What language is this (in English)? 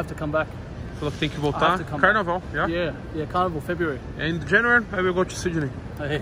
Portuguese